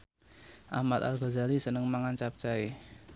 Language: Javanese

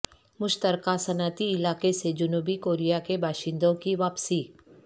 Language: Urdu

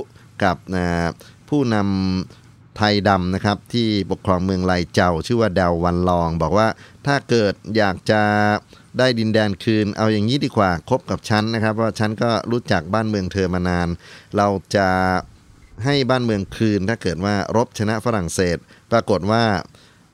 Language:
Thai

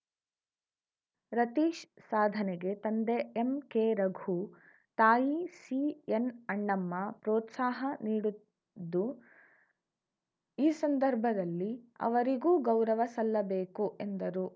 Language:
Kannada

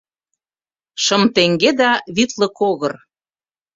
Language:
Mari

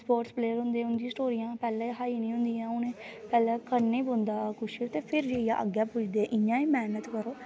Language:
Dogri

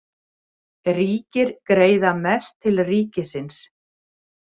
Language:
Icelandic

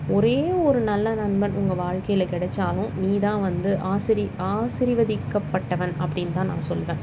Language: Tamil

